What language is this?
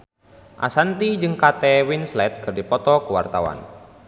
Sundanese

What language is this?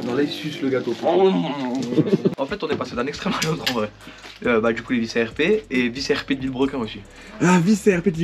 French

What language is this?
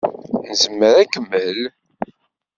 Kabyle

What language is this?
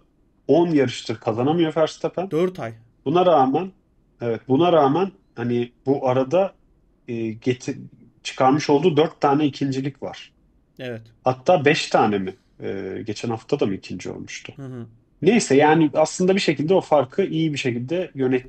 Turkish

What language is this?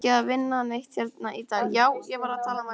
Icelandic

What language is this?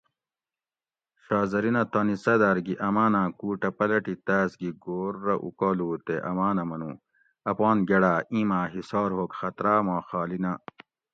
Gawri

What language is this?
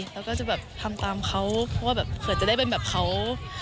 Thai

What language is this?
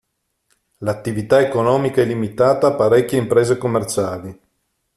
Italian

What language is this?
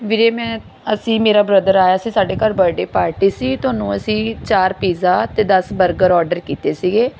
Punjabi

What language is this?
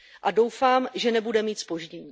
Czech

